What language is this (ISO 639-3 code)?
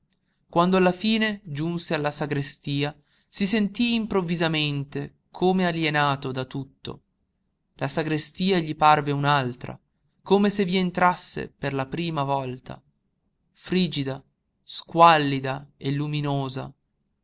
ita